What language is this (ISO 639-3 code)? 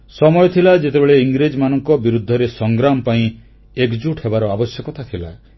ori